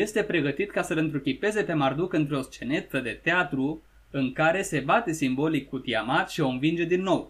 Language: Romanian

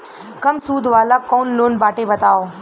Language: Bhojpuri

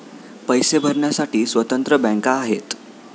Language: Marathi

